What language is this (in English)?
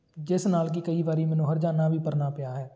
Punjabi